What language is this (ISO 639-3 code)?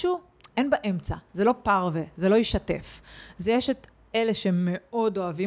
heb